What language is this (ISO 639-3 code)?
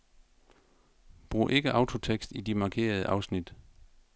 dan